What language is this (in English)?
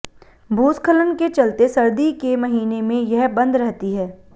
Hindi